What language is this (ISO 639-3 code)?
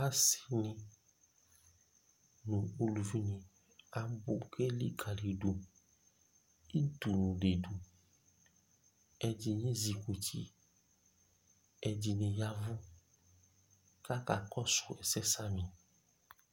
kpo